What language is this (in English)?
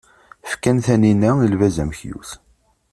Kabyle